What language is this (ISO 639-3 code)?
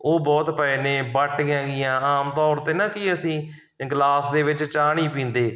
pan